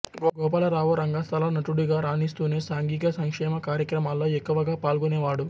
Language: Telugu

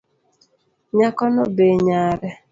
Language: Luo (Kenya and Tanzania)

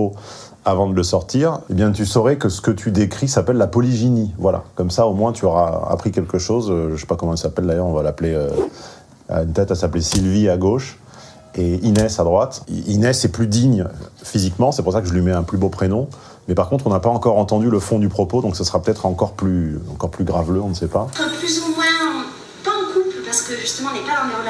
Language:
French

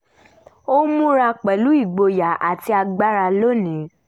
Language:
Yoruba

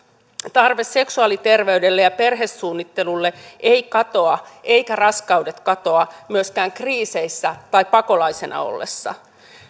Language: Finnish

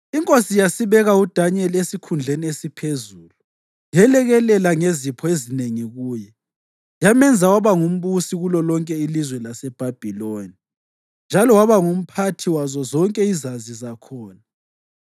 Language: North Ndebele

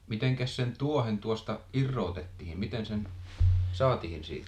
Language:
Finnish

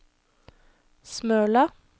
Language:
Norwegian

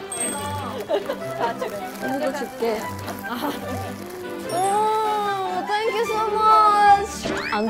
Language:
Korean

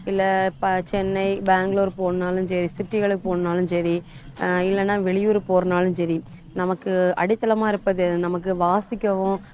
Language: Tamil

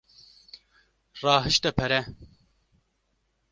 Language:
Kurdish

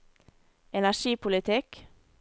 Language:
Norwegian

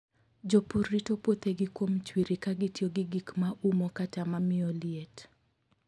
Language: Luo (Kenya and Tanzania)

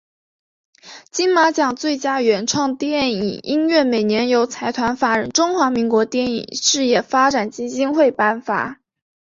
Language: Chinese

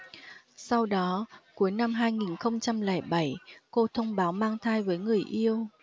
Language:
Vietnamese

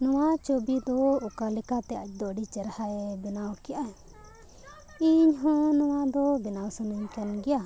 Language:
Santali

